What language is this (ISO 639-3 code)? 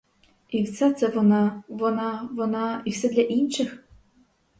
ukr